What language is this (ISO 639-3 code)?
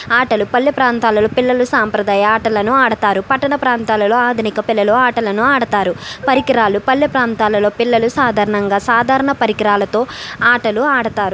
tel